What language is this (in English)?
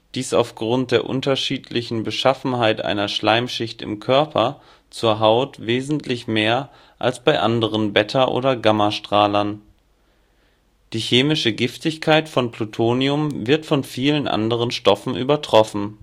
German